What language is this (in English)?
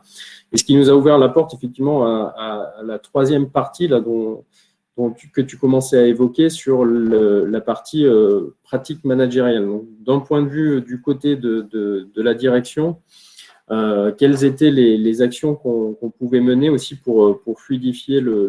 French